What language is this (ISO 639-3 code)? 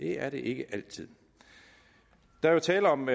dan